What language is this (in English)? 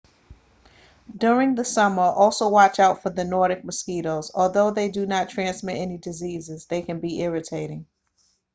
English